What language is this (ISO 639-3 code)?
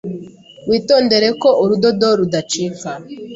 kin